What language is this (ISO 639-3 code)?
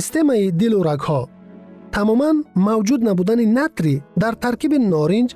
fas